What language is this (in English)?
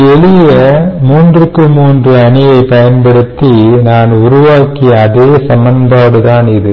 Tamil